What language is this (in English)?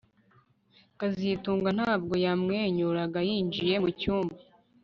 Kinyarwanda